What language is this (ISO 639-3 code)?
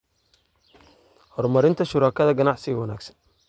som